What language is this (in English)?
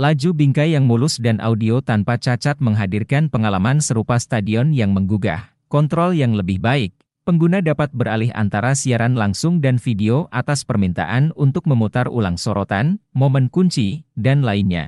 Indonesian